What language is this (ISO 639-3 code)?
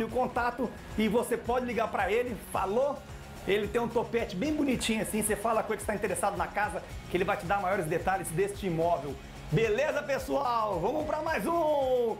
por